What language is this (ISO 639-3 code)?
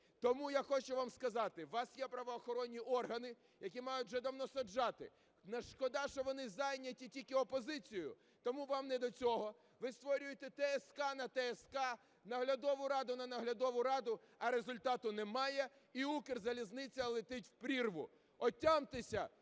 ukr